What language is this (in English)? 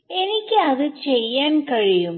Malayalam